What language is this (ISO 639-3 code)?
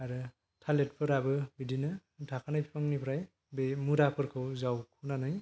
brx